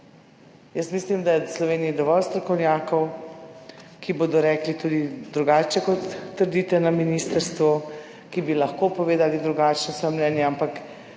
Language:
Slovenian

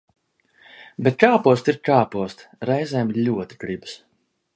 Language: Latvian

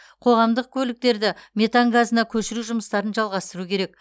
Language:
Kazakh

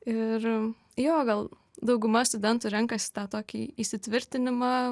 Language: Lithuanian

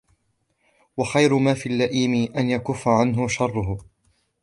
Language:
Arabic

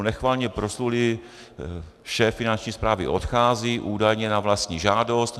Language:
Czech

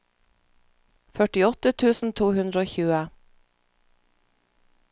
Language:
Norwegian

